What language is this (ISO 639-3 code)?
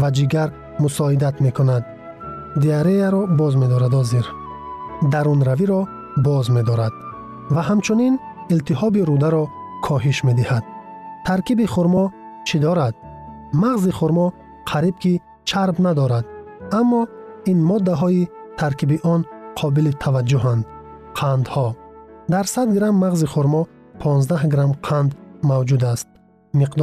fas